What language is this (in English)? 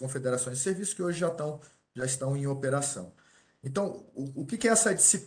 Portuguese